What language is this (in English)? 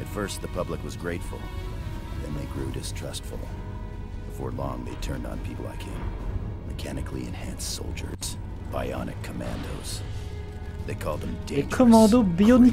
French